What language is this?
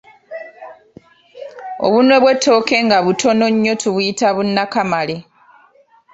Ganda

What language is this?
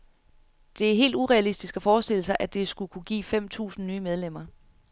Danish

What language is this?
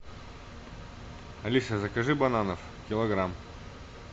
Russian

